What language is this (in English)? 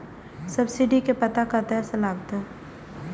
Maithili